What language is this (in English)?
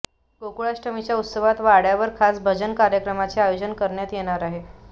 Marathi